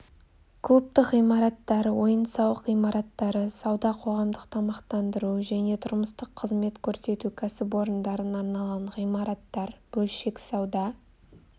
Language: Kazakh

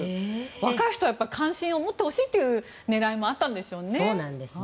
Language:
Japanese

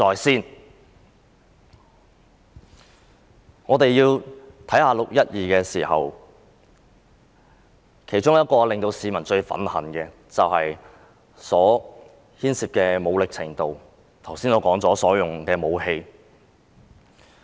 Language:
Cantonese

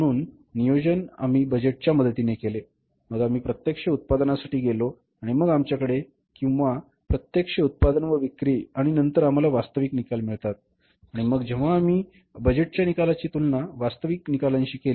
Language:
Marathi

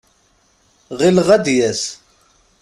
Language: Kabyle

